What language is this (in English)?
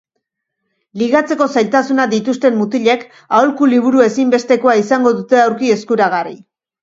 Basque